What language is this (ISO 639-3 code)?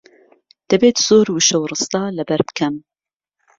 ckb